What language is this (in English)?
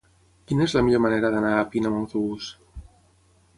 Catalan